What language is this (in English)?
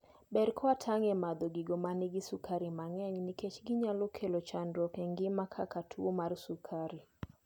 Luo (Kenya and Tanzania)